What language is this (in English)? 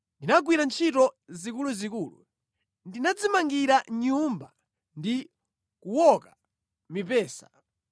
Nyanja